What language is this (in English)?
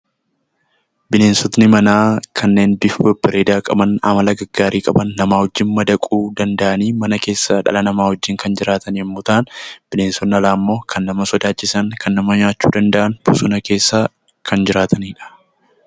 Oromo